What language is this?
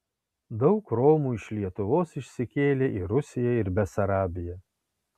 Lithuanian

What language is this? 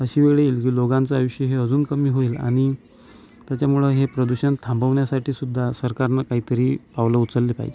Marathi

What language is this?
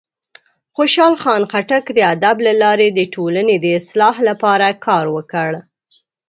Pashto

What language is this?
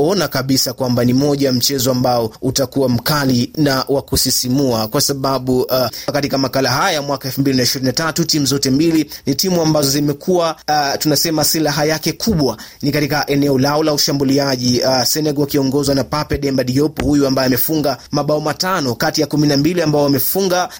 Swahili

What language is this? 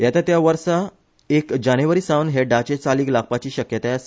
Konkani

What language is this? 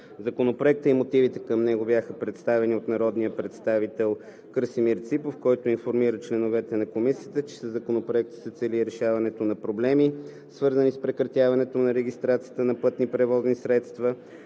Bulgarian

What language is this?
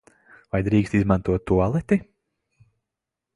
Latvian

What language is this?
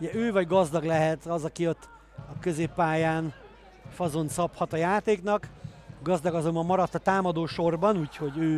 Hungarian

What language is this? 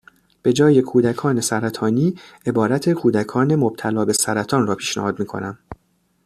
Persian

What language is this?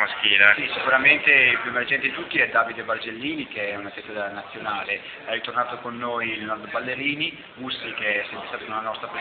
Italian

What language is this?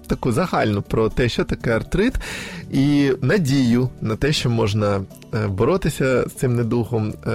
Ukrainian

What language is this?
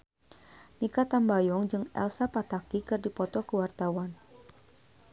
Sundanese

